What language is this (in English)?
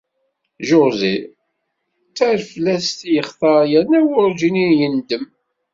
Kabyle